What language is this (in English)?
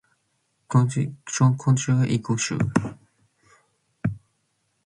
Matsés